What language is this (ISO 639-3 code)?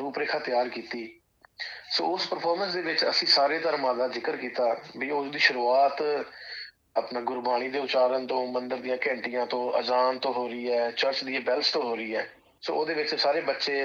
pan